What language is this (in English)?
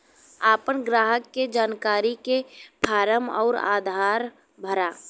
Bhojpuri